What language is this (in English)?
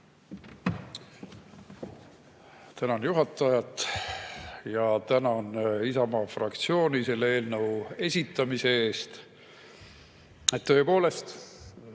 Estonian